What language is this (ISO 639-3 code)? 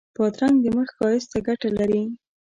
pus